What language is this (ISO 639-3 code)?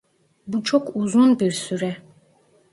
tur